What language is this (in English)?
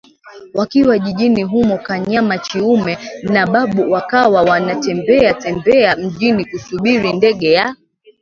Swahili